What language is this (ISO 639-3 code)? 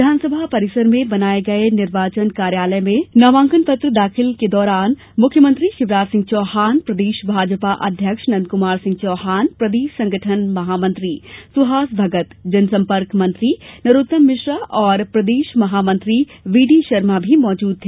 hin